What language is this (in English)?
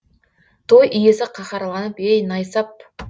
Kazakh